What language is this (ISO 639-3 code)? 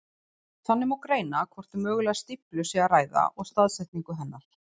isl